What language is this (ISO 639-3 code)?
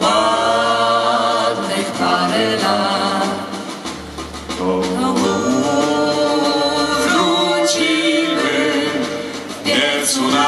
pol